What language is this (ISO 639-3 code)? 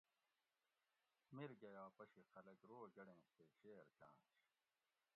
gwc